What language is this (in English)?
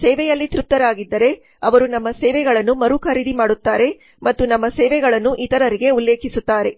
Kannada